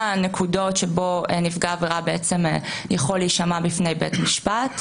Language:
Hebrew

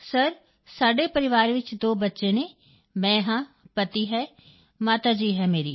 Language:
Punjabi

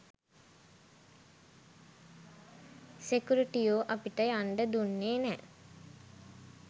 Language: Sinhala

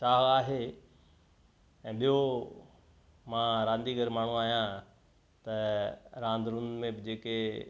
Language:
Sindhi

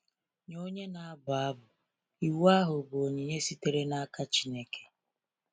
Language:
Igbo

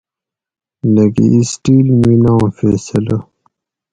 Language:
Gawri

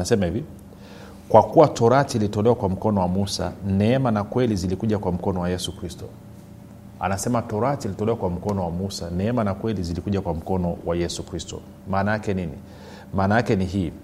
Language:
Swahili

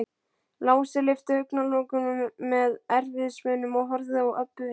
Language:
Icelandic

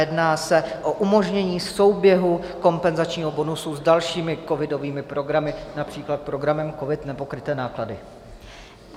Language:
Czech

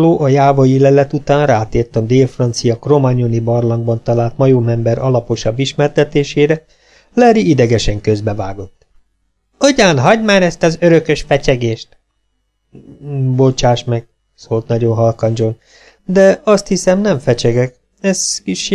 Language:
Hungarian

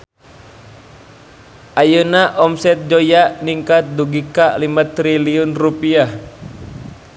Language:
Sundanese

